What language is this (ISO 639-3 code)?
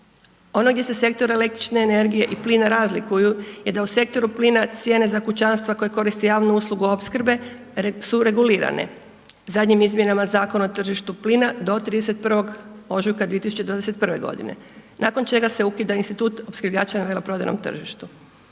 hrv